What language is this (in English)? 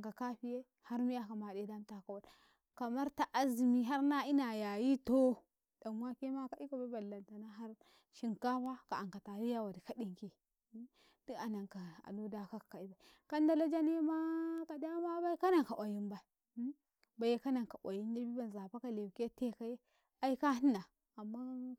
Karekare